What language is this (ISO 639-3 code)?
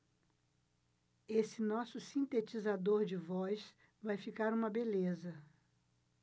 por